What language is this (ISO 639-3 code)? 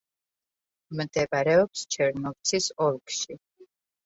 kat